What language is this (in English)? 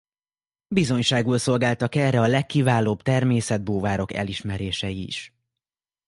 Hungarian